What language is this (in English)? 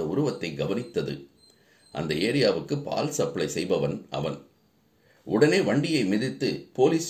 Tamil